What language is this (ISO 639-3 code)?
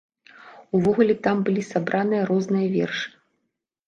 bel